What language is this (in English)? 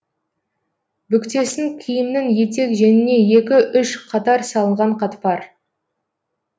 Kazakh